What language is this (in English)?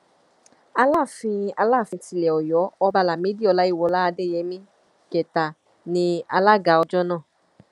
Yoruba